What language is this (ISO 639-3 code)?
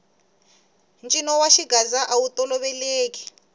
tso